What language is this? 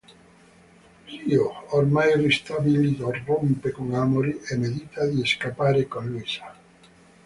Italian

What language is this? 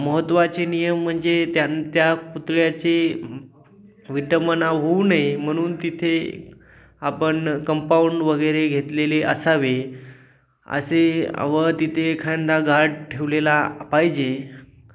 Marathi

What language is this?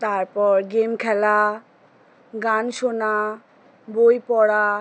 Bangla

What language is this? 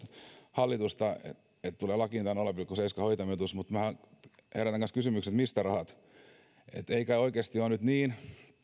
Finnish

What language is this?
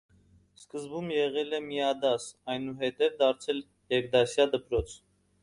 Armenian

